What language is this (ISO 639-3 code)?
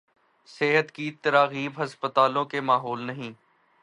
urd